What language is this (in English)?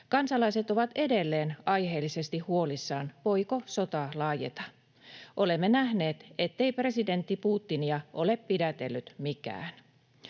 Finnish